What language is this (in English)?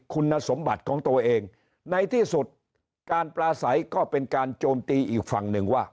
Thai